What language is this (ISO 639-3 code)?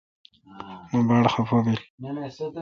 xka